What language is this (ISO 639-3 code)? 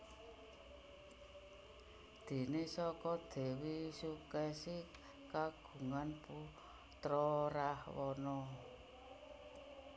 jav